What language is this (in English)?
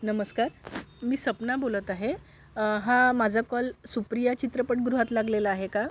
Marathi